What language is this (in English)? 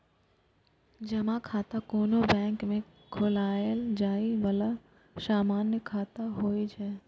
Maithili